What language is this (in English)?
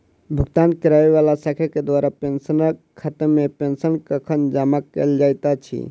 Maithili